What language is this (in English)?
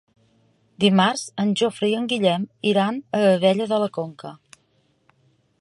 Catalan